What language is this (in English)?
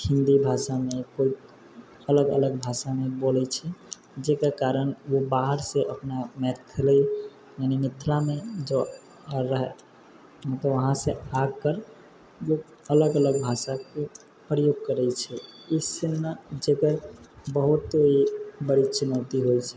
Maithili